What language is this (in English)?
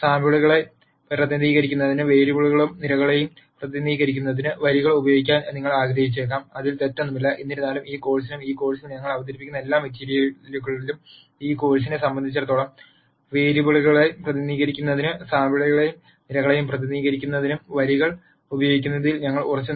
Malayalam